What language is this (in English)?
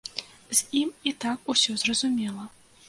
Belarusian